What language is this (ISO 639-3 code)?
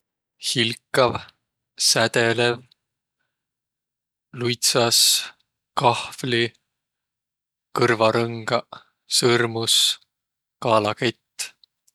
vro